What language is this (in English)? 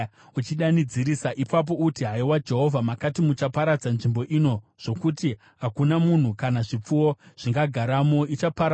Shona